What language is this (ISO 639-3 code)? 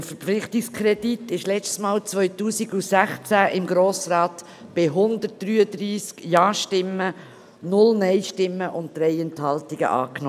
gsw